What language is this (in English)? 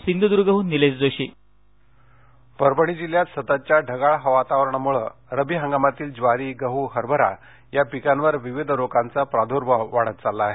Marathi